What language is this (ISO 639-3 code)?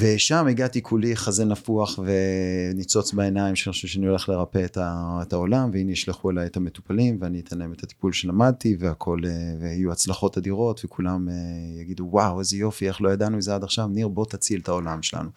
heb